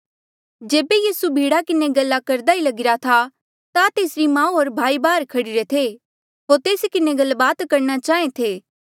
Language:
Mandeali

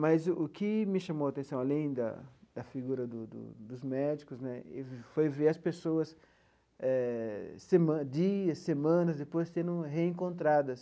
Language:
Portuguese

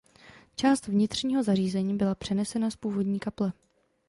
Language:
Czech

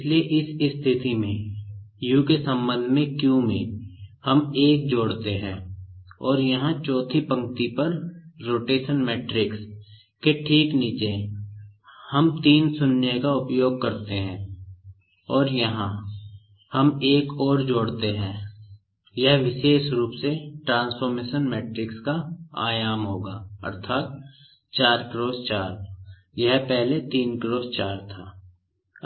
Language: Hindi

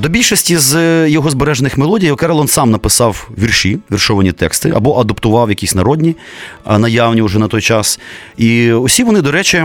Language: Ukrainian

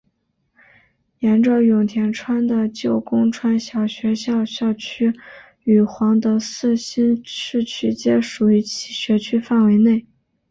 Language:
Chinese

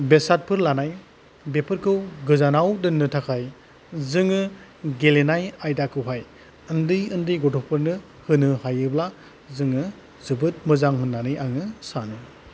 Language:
Bodo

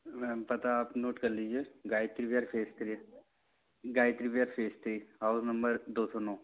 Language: Hindi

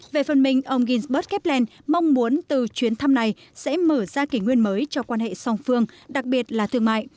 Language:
Vietnamese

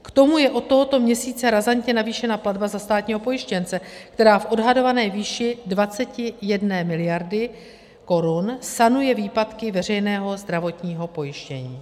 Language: Czech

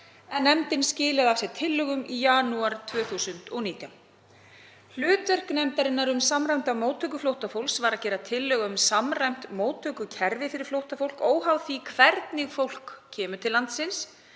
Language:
Icelandic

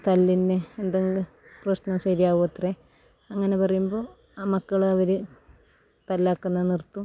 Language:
Malayalam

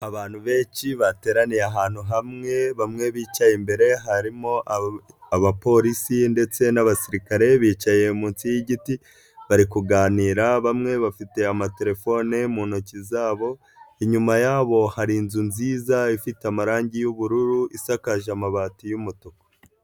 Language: Kinyarwanda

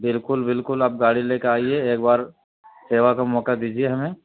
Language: Urdu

